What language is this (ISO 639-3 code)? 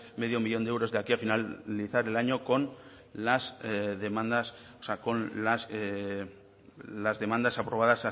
spa